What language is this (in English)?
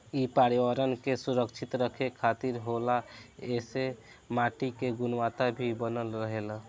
Bhojpuri